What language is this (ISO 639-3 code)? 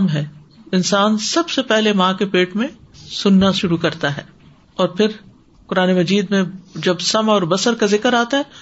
urd